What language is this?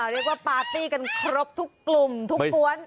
Thai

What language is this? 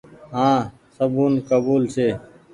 Goaria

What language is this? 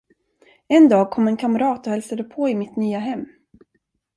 Swedish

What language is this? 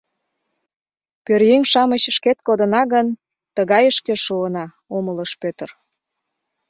Mari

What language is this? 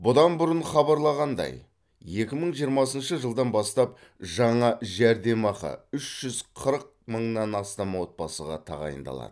Kazakh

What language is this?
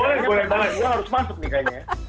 Indonesian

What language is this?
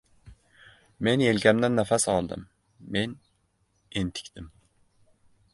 Uzbek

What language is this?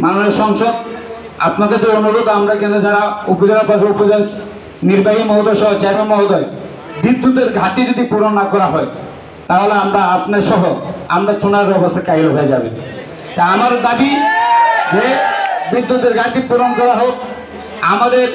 Bangla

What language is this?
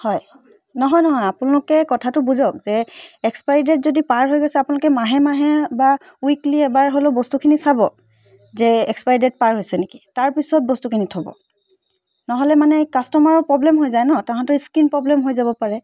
Assamese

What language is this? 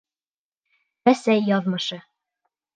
Bashkir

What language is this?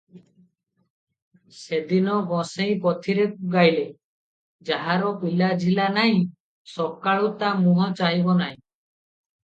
Odia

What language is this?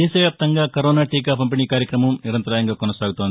Telugu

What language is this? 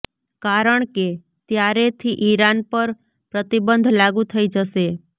Gujarati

